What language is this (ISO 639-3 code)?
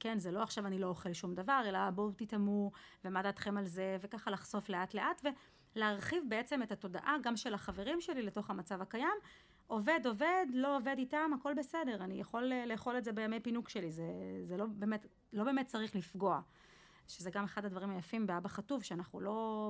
heb